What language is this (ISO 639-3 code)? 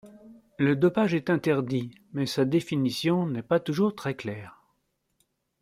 fra